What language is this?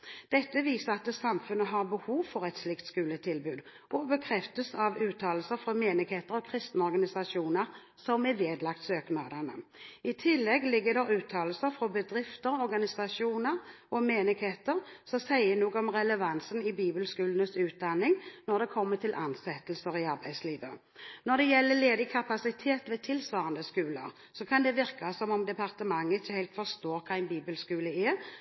Norwegian Bokmål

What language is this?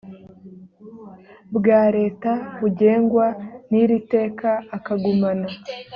Kinyarwanda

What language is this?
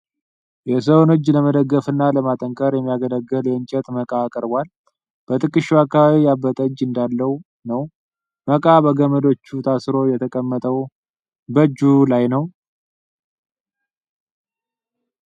Amharic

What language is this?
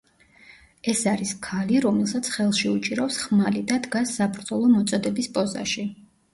Georgian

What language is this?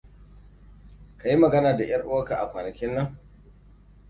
Hausa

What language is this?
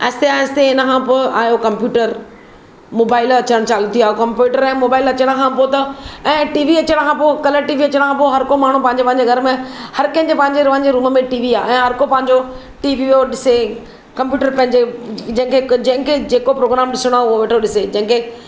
Sindhi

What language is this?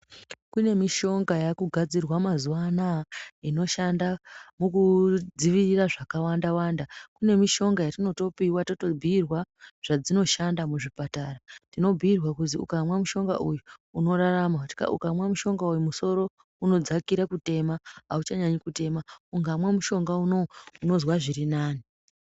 Ndau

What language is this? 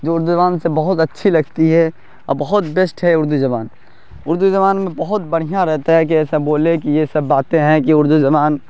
Urdu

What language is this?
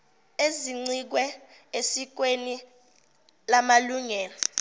Zulu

